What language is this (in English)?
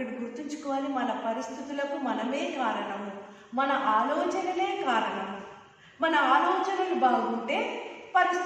Hindi